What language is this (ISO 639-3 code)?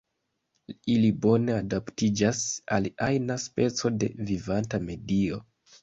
epo